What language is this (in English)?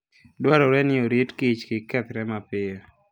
Luo (Kenya and Tanzania)